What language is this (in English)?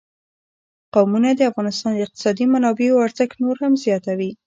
Pashto